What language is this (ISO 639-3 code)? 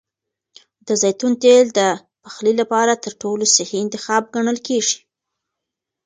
pus